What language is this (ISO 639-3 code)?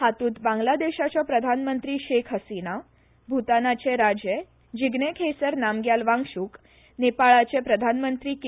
kok